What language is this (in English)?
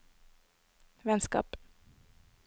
Norwegian